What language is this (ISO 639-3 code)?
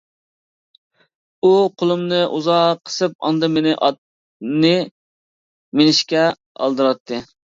uig